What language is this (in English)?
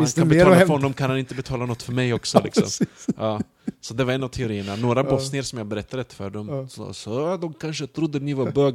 Swedish